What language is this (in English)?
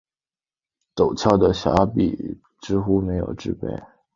Chinese